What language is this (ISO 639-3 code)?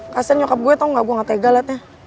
ind